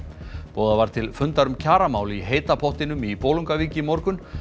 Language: Icelandic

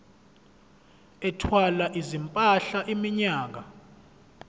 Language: Zulu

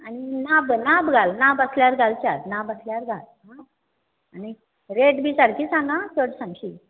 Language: Konkani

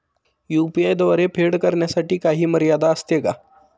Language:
Marathi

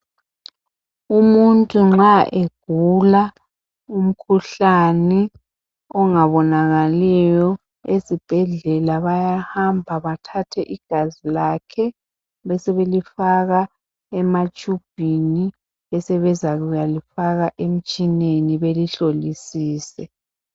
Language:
North Ndebele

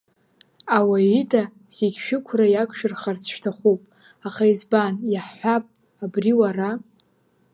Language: Abkhazian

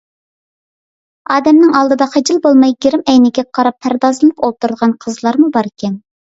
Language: Uyghur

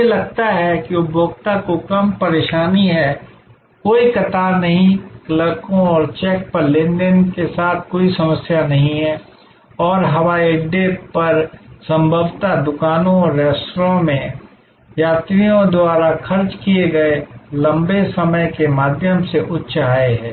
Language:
Hindi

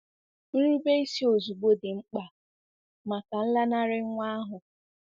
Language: Igbo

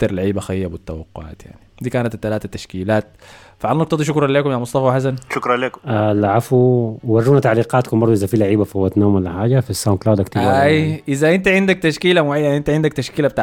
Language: Arabic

